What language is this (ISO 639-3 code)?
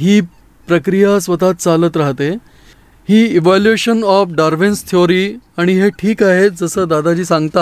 guj